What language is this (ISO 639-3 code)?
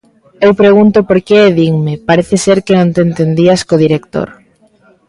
glg